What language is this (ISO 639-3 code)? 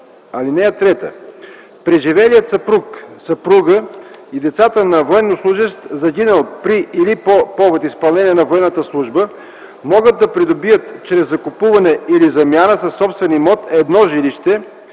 bul